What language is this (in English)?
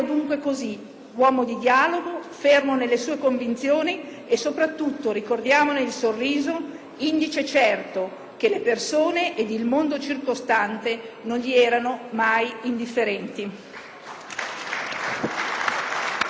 Italian